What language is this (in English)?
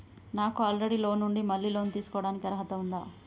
Telugu